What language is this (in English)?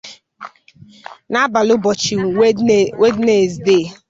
Igbo